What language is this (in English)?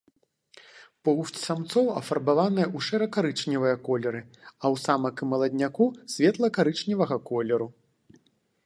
Belarusian